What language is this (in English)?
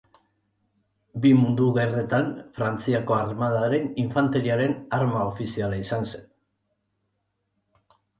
Basque